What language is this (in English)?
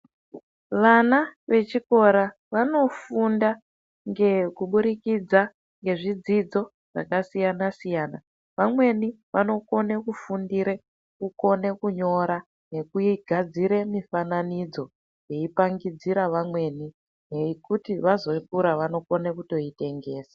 Ndau